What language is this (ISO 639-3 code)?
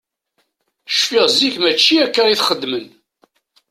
kab